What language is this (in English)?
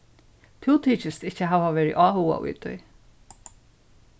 Faroese